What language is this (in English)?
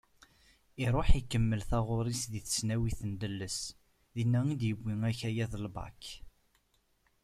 Kabyle